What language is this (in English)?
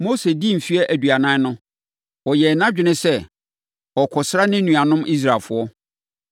Akan